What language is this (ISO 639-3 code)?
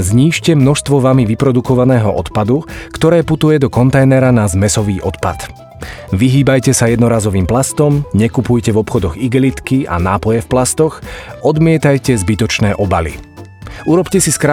slk